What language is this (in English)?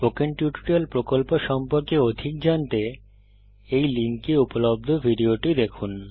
Bangla